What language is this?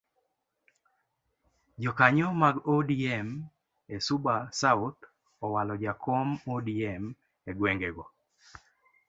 Luo (Kenya and Tanzania)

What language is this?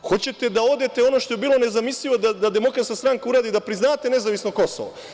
Serbian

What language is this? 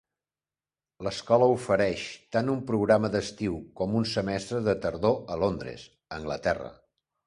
Catalan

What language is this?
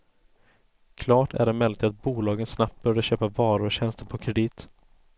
Swedish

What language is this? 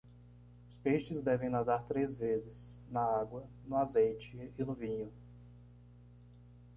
Portuguese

